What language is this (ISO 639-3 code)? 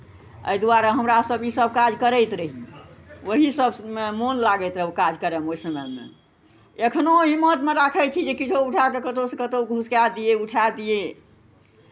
mai